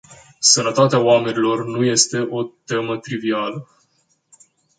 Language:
Romanian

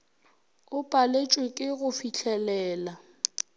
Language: Northern Sotho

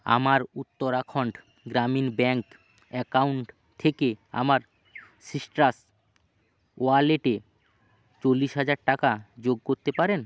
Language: Bangla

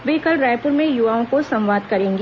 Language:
Hindi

